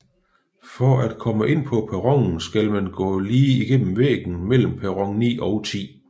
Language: Danish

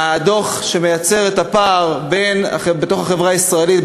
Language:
Hebrew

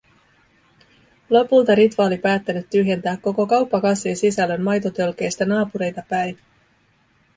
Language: Finnish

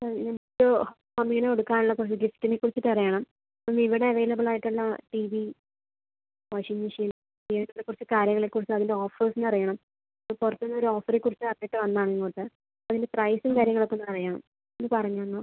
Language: Malayalam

